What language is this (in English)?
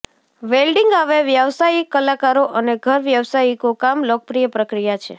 Gujarati